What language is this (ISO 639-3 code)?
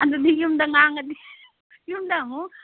mni